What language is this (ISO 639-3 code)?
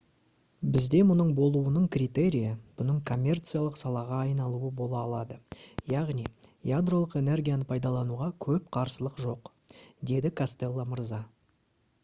kaz